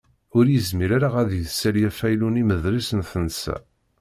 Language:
Kabyle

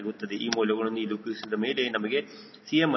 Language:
Kannada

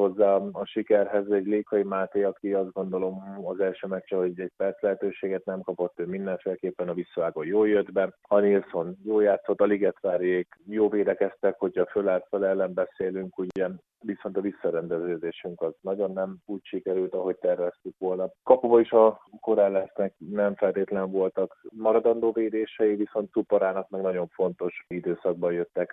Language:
Hungarian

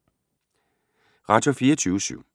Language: Danish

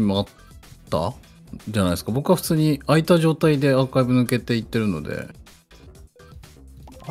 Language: Japanese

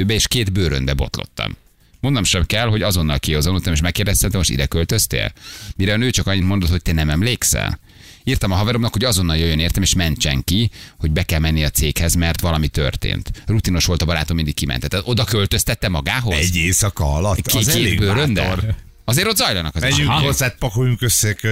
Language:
Hungarian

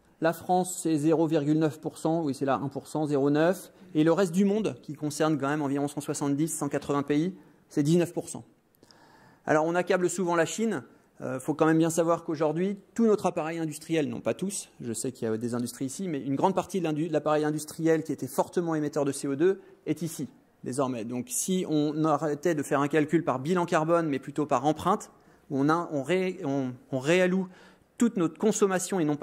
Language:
French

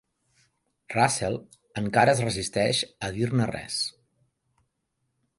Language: Catalan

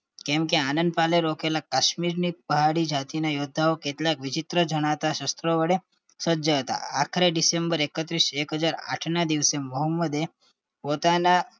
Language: Gujarati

